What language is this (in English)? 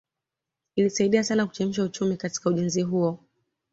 Swahili